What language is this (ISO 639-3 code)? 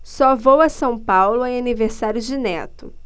por